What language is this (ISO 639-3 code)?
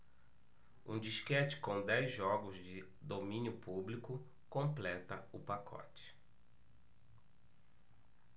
por